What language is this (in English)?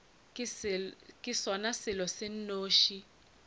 Northern Sotho